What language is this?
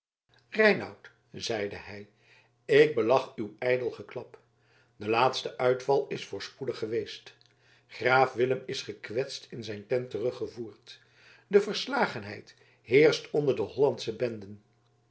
Dutch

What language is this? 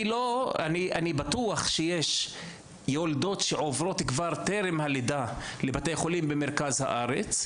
Hebrew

